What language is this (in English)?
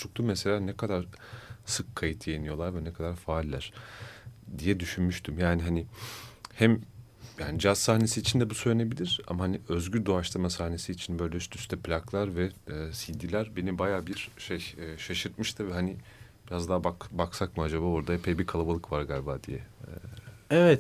Turkish